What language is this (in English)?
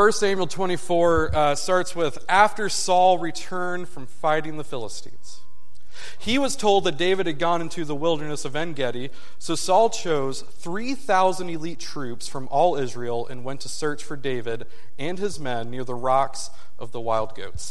English